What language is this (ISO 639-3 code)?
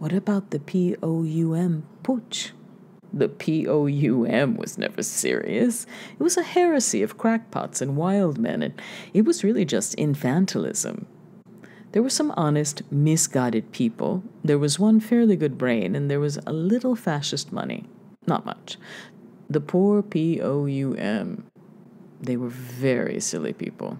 eng